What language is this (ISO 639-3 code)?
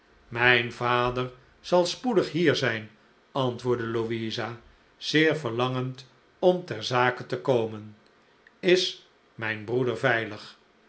nld